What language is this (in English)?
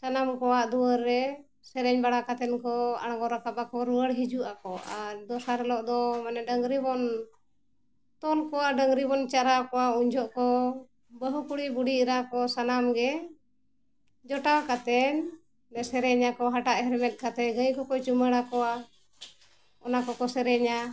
Santali